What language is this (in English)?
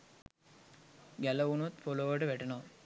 Sinhala